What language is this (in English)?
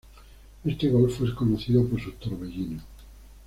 Spanish